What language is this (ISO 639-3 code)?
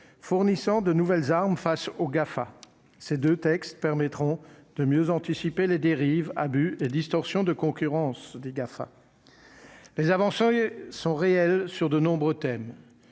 fra